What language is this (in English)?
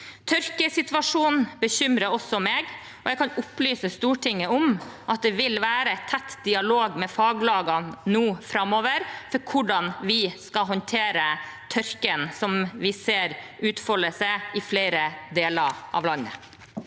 Norwegian